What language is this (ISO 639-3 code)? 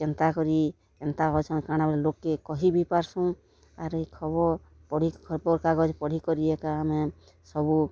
ori